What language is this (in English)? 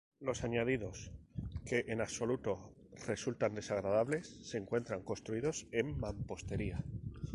Spanish